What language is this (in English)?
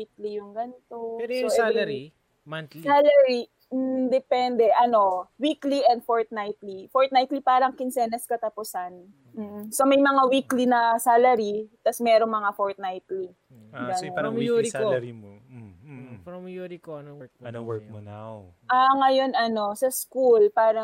Filipino